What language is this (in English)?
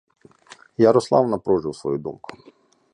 Ukrainian